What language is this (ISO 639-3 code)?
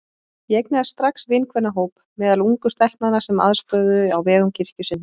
isl